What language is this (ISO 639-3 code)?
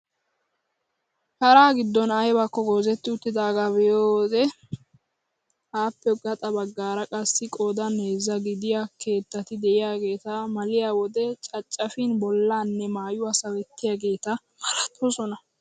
wal